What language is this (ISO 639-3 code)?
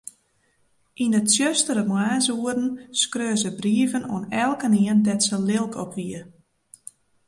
fry